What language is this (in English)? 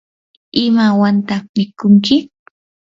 Yanahuanca Pasco Quechua